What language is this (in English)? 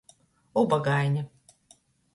Latgalian